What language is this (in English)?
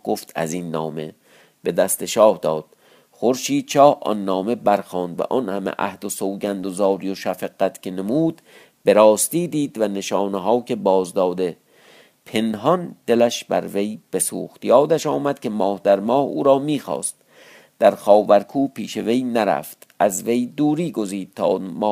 Persian